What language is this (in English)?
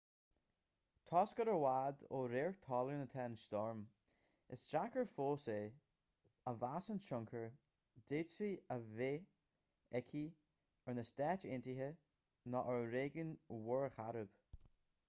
Irish